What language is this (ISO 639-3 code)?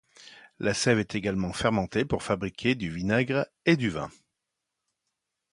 fra